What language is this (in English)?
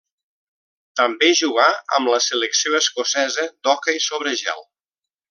Catalan